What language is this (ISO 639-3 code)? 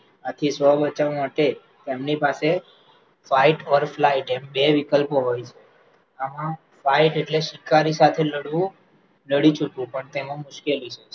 guj